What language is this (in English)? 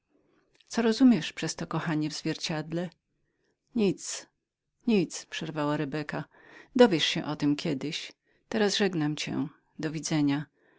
Polish